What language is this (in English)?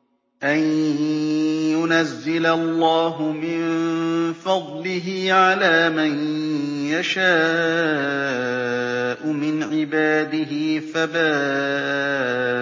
Arabic